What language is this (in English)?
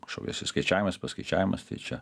Lithuanian